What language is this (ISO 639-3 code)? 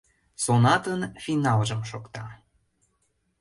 chm